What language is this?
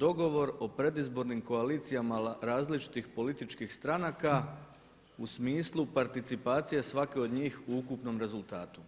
Croatian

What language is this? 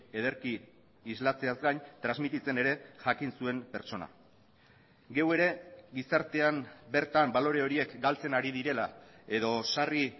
Basque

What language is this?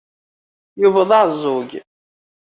Kabyle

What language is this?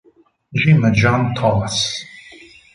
Italian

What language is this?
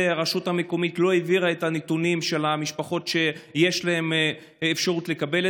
Hebrew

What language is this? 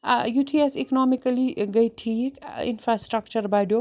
Kashmiri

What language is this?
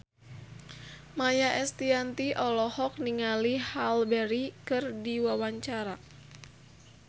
Sundanese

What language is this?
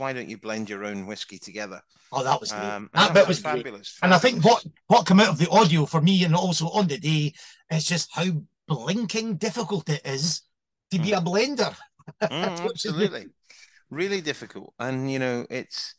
English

